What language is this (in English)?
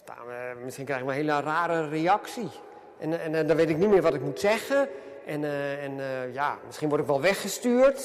Dutch